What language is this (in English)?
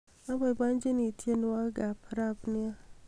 Kalenjin